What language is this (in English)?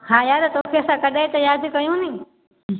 Sindhi